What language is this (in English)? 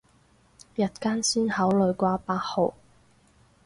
Cantonese